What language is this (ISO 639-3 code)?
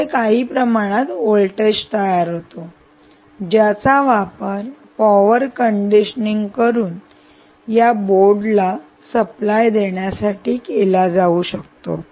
mar